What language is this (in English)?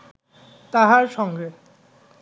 Bangla